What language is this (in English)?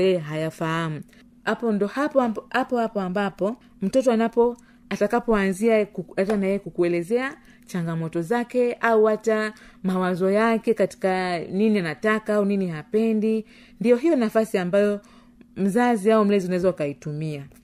Swahili